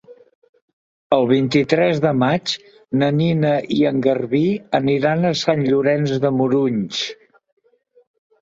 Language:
Catalan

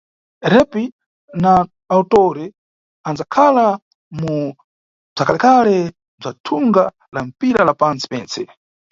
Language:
Nyungwe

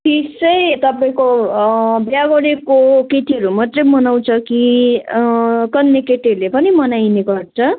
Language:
Nepali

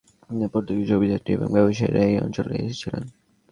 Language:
Bangla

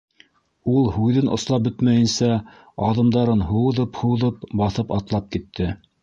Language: Bashkir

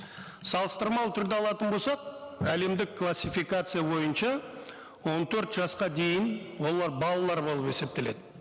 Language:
Kazakh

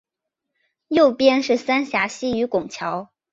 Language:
Chinese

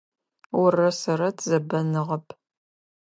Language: Adyghe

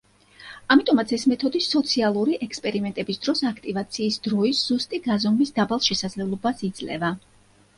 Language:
Georgian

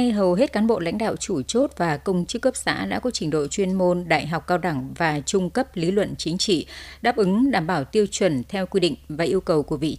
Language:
Vietnamese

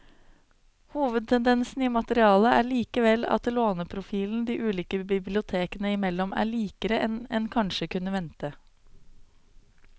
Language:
Norwegian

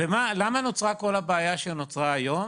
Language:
Hebrew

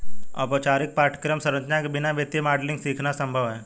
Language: Hindi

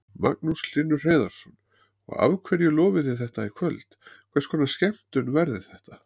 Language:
Icelandic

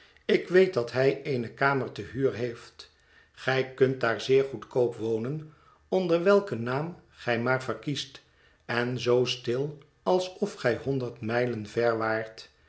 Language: Dutch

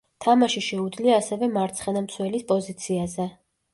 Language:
Georgian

